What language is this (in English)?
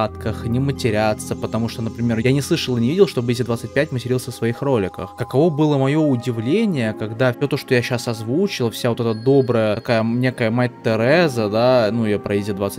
Russian